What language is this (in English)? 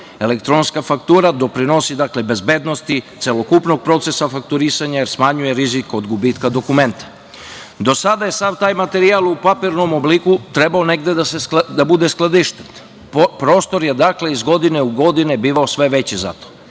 Serbian